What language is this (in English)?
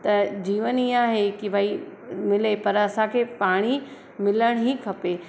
Sindhi